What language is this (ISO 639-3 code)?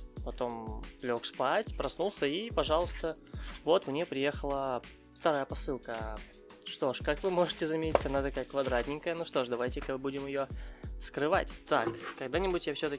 rus